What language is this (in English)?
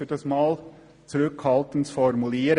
Swiss German